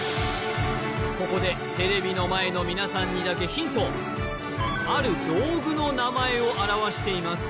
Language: Japanese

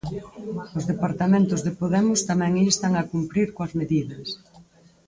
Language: Galician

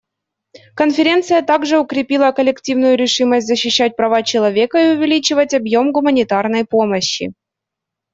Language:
Russian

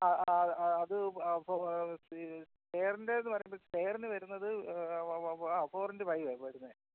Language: Malayalam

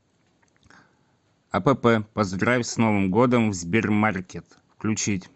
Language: Russian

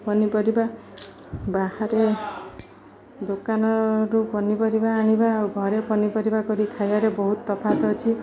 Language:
Odia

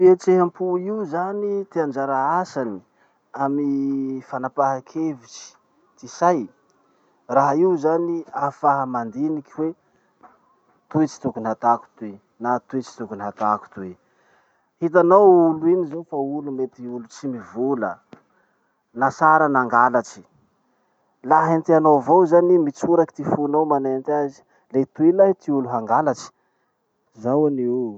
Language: Masikoro Malagasy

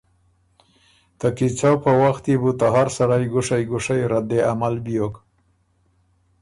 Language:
Ormuri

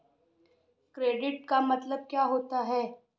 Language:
Hindi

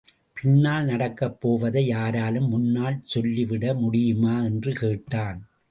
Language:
Tamil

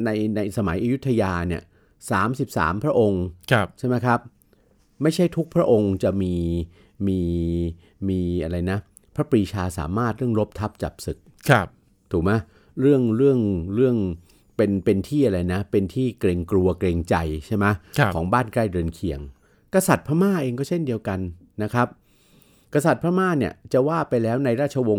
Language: Thai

